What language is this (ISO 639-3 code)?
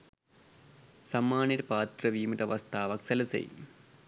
sin